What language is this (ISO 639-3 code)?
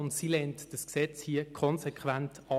gsw